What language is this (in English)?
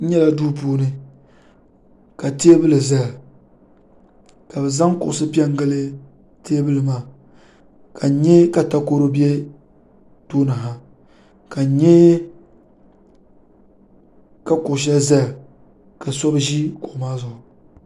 Dagbani